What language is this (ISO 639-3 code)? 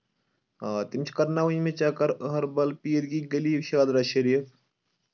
kas